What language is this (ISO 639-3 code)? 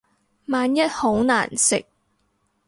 yue